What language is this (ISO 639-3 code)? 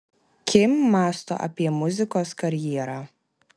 lit